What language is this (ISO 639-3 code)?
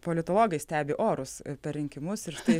lit